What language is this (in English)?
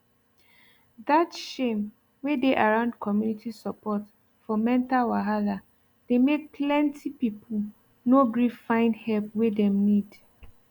Nigerian Pidgin